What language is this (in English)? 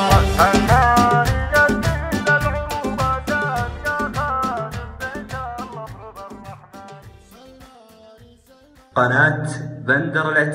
Arabic